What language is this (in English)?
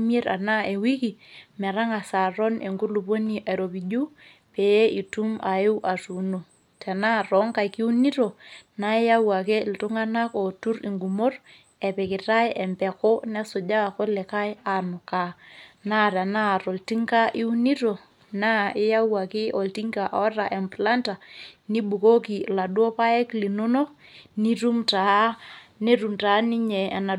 Masai